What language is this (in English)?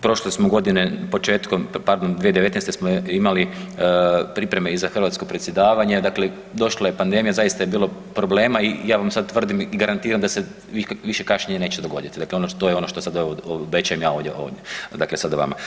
Croatian